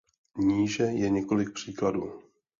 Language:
Czech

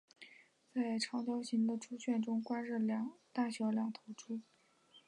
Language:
Chinese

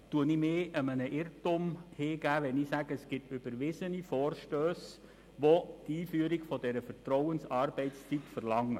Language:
Swiss German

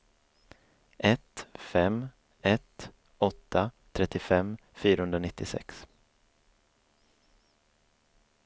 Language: Swedish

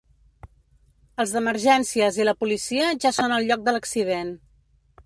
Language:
Catalan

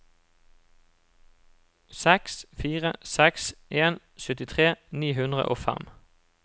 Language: Norwegian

